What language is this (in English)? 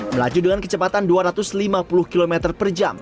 Indonesian